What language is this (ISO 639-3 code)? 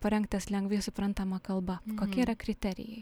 lit